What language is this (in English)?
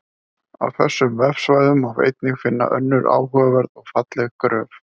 Icelandic